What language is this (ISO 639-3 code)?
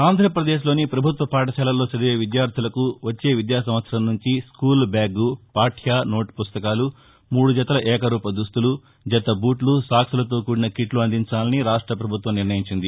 tel